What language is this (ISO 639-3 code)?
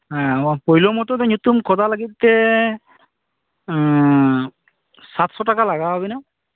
sat